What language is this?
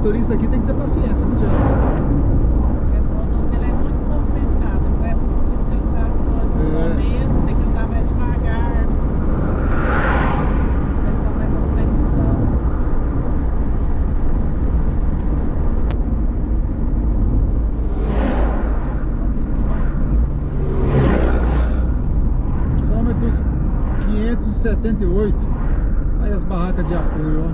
Portuguese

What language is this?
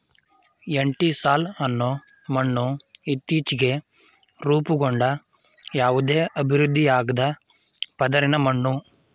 Kannada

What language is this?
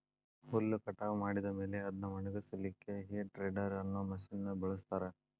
Kannada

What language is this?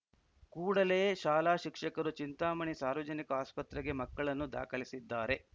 Kannada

